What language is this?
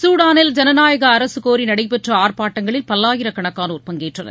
Tamil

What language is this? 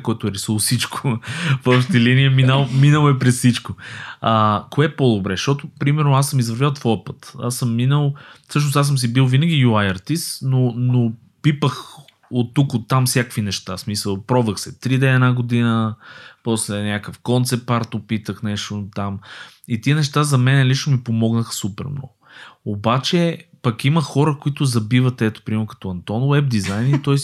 Bulgarian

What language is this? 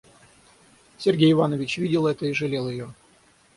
Russian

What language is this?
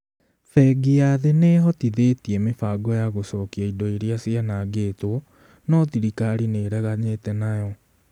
Kikuyu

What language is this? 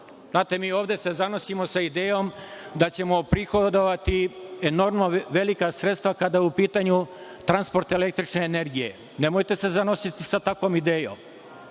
Serbian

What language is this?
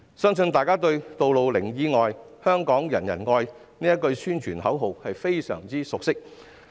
Cantonese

